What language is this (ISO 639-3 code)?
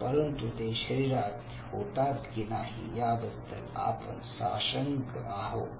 mar